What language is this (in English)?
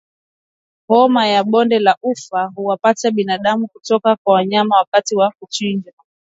Swahili